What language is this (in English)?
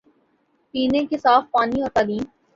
Urdu